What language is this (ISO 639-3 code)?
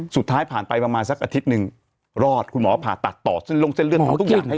tha